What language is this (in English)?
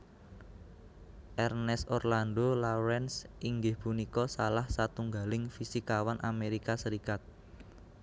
Javanese